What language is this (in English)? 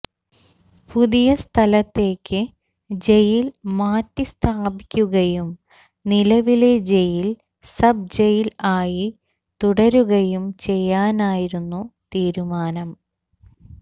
Malayalam